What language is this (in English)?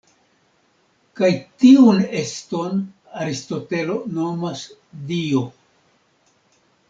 Esperanto